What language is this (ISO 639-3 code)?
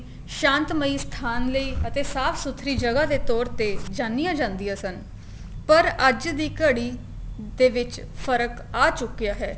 pan